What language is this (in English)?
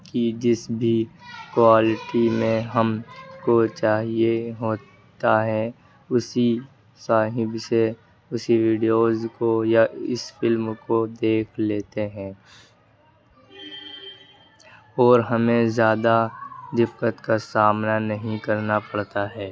Urdu